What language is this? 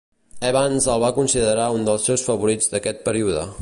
Catalan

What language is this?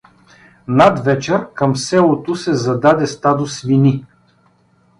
Bulgarian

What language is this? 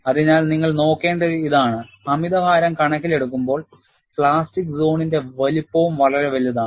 Malayalam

